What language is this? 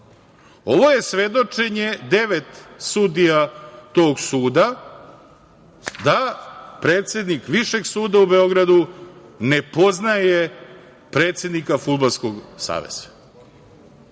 Serbian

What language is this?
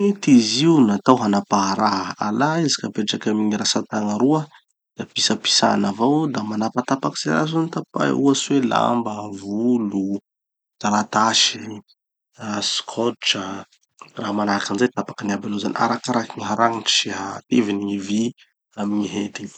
Tanosy Malagasy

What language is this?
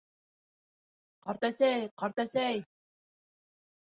Bashkir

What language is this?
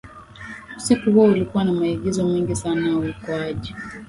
Swahili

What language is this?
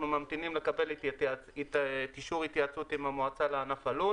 Hebrew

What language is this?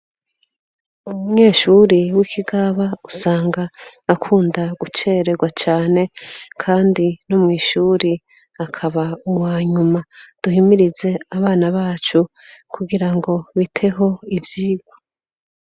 Rundi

